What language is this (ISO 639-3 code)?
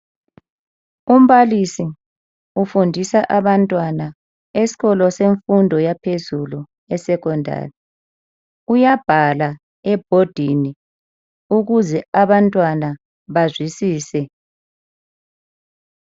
nde